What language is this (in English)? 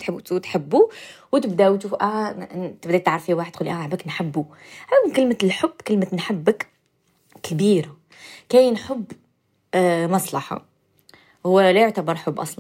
Arabic